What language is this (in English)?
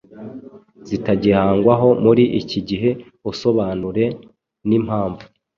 Kinyarwanda